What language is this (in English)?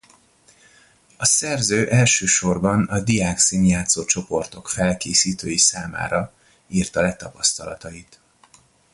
Hungarian